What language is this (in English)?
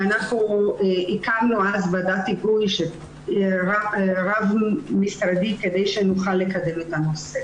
Hebrew